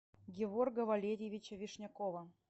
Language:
Russian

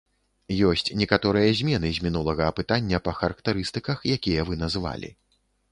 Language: Belarusian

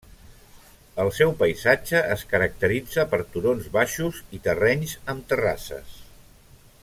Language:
Catalan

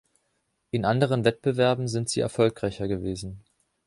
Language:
German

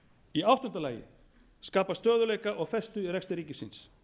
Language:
Icelandic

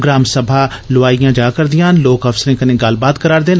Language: Dogri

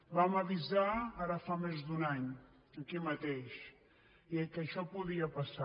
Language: Catalan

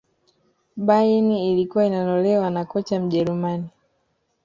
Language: Swahili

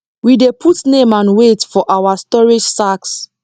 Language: Nigerian Pidgin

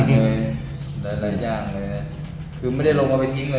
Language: Thai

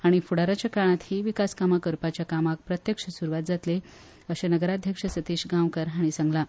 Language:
Konkani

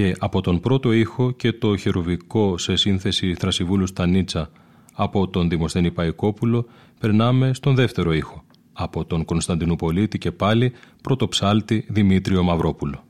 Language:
Greek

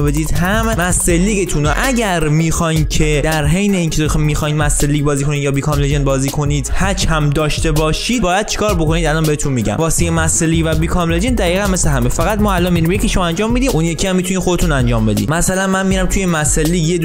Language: Persian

